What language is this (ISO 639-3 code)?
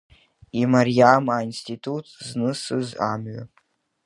abk